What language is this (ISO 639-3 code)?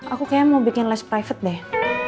ind